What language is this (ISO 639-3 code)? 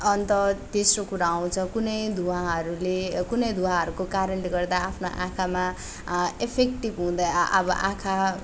nep